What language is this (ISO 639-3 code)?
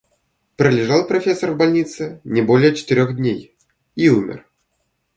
rus